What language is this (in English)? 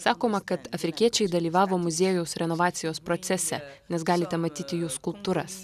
Lithuanian